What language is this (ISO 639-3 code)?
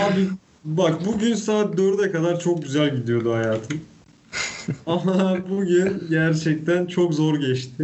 tur